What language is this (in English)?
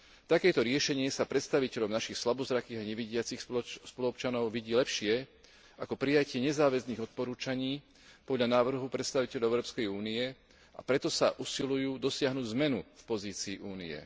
Slovak